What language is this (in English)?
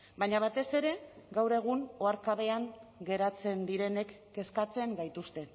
Basque